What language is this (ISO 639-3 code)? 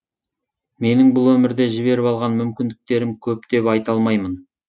kaz